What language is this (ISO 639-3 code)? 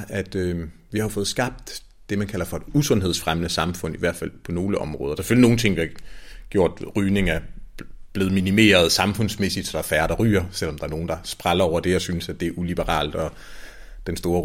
dan